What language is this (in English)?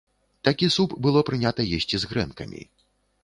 Belarusian